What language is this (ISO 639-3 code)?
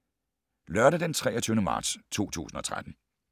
dan